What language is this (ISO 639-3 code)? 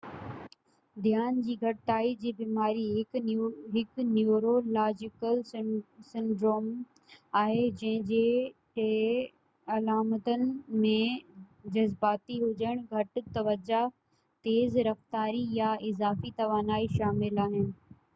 snd